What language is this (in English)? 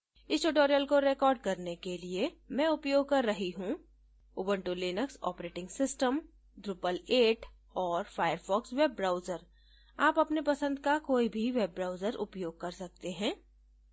Hindi